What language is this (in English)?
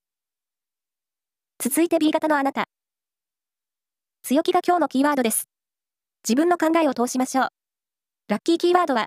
Japanese